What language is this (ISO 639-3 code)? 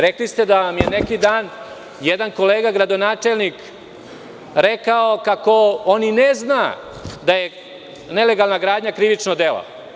srp